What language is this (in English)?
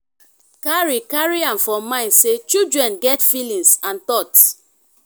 Nigerian Pidgin